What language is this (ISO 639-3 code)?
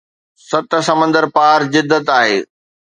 snd